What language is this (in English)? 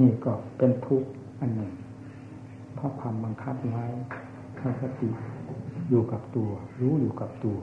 Thai